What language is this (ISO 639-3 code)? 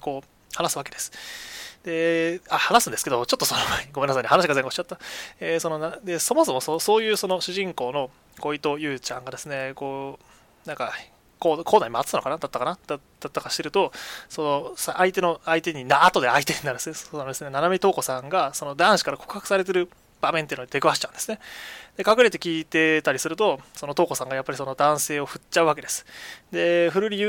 jpn